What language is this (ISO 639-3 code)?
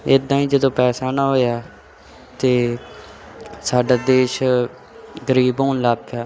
pan